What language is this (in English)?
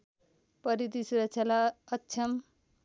Nepali